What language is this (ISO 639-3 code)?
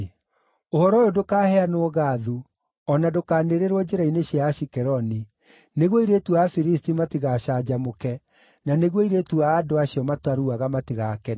kik